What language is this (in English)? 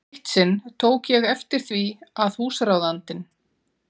Icelandic